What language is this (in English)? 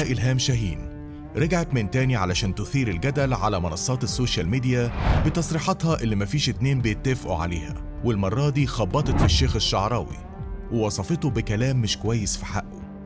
Arabic